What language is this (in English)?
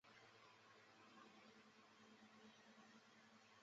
Chinese